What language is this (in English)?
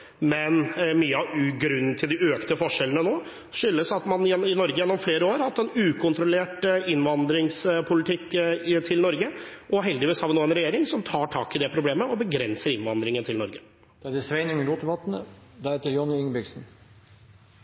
Norwegian